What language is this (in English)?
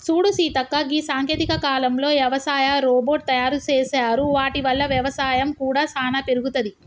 Telugu